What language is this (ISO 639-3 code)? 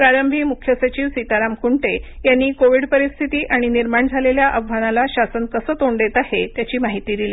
mar